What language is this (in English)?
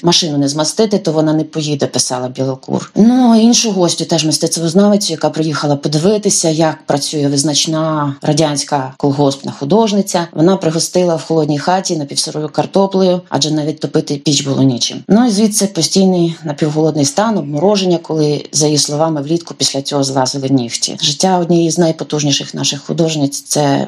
Ukrainian